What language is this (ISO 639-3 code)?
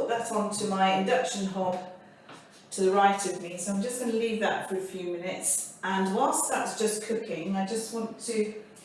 eng